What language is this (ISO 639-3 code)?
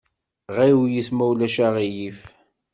kab